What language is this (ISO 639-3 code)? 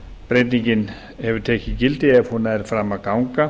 isl